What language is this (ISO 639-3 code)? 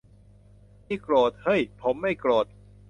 tha